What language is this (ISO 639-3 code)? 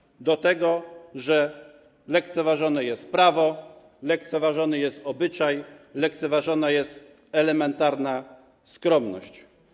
pol